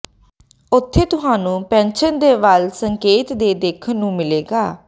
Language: Punjabi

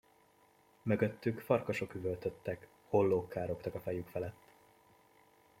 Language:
Hungarian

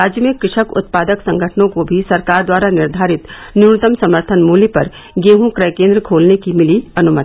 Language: Hindi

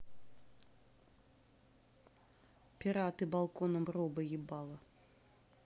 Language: Russian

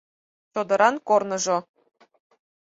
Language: Mari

